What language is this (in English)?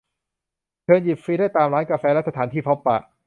Thai